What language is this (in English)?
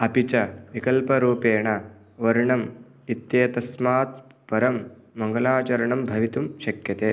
Sanskrit